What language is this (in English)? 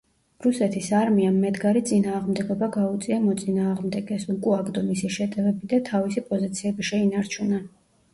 Georgian